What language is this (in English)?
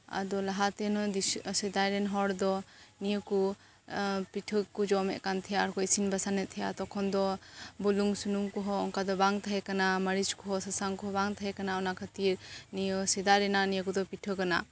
Santali